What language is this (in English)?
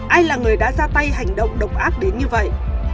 Vietnamese